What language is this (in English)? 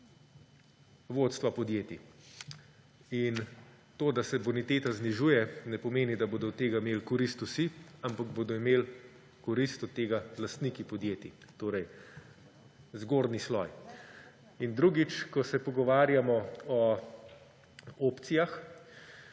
Slovenian